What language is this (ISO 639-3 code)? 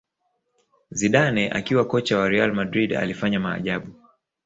swa